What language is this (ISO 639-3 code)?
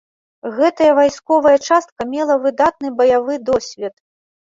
bel